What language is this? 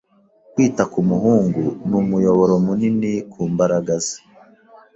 Kinyarwanda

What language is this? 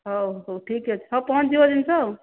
Odia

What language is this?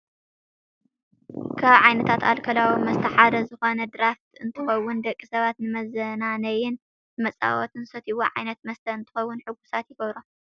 Tigrinya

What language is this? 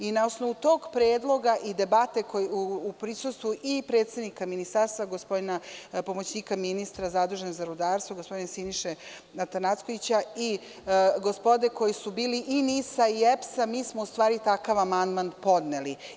Serbian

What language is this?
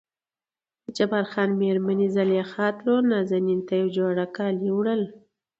Pashto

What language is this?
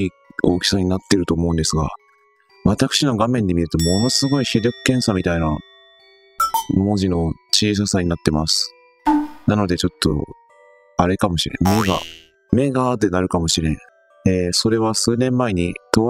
Japanese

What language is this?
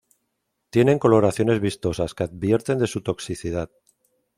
Spanish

